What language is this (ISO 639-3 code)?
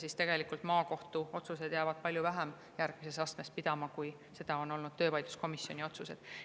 est